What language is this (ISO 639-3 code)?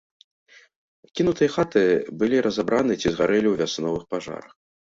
bel